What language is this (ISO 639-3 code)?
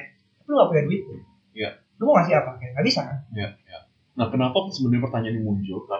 ind